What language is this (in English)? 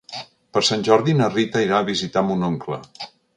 Catalan